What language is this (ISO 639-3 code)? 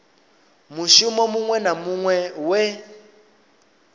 ven